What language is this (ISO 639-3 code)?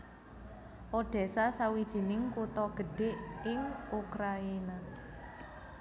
jav